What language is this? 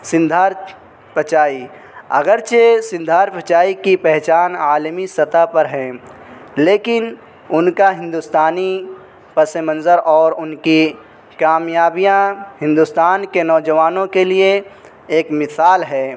Urdu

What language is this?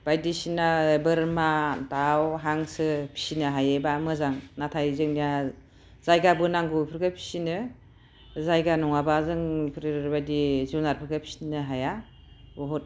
Bodo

